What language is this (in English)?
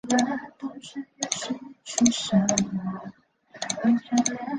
Chinese